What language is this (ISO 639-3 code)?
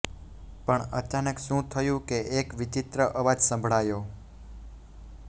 guj